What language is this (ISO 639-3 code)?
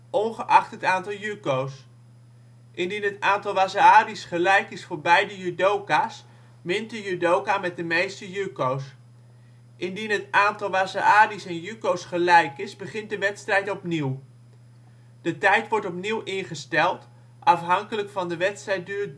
nld